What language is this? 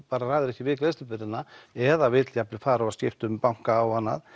Icelandic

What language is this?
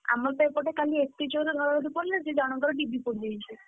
Odia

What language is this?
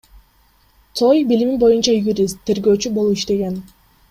Kyrgyz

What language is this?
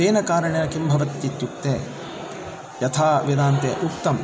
Sanskrit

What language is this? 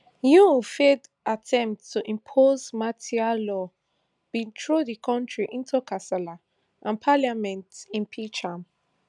Nigerian Pidgin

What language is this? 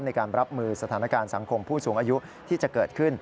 Thai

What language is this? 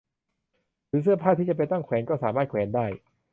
Thai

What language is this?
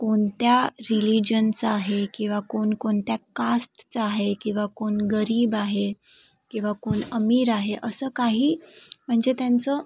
Marathi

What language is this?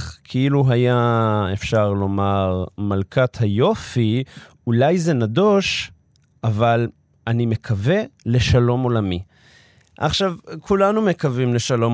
Hebrew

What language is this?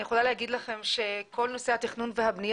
Hebrew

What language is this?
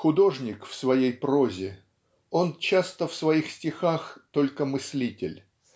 Russian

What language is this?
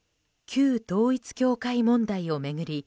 Japanese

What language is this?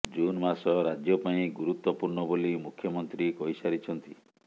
Odia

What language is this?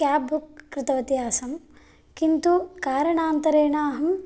Sanskrit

